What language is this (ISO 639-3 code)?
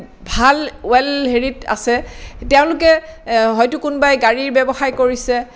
asm